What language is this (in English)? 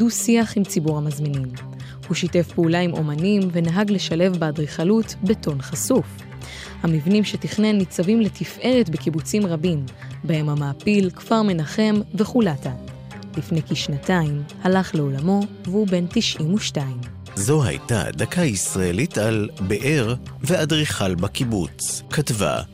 Hebrew